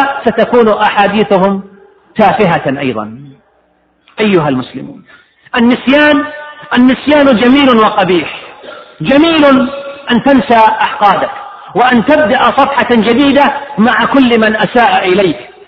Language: Arabic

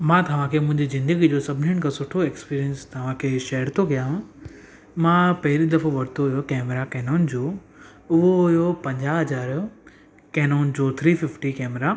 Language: Sindhi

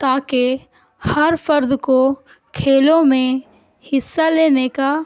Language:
Urdu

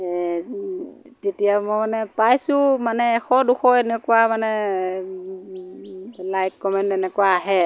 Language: Assamese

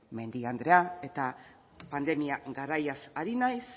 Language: Basque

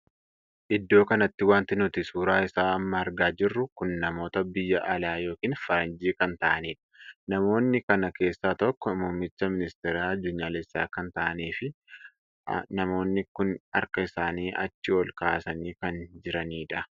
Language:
Oromo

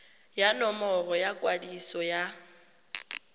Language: Tswana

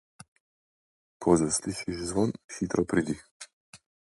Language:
Slovenian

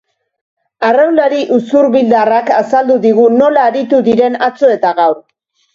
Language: Basque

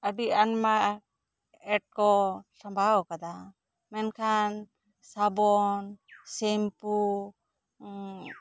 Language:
Santali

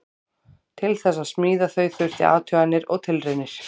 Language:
Icelandic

